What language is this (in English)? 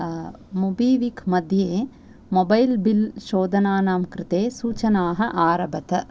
Sanskrit